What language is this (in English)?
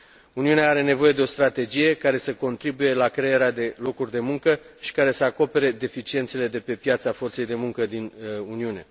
Romanian